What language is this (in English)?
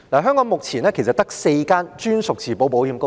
Cantonese